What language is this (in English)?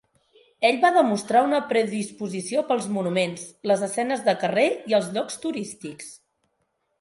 Catalan